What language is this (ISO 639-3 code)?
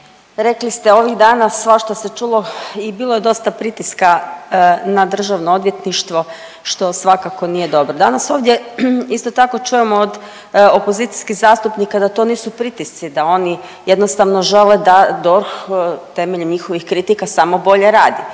hrv